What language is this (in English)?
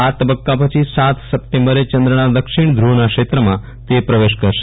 Gujarati